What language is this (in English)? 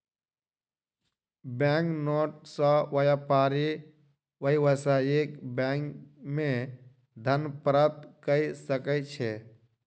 Maithili